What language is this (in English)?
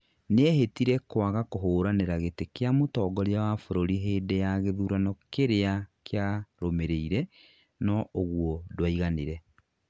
Kikuyu